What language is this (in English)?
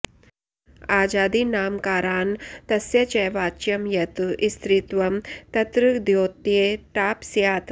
Sanskrit